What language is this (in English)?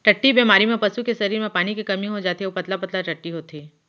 Chhattisgarhi